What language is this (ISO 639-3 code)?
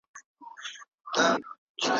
pus